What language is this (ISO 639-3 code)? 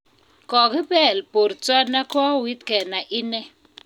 kln